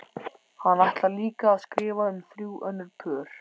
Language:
Icelandic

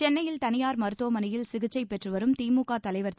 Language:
Tamil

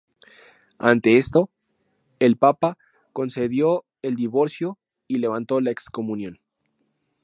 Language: Spanish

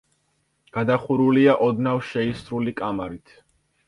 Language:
Georgian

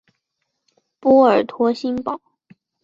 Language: Chinese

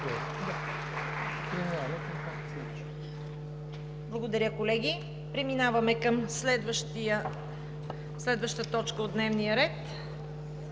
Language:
Bulgarian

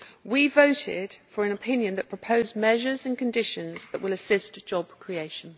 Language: English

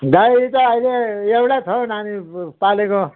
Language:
Nepali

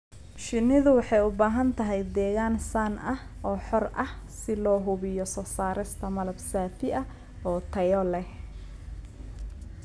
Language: Somali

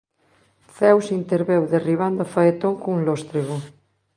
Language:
Galician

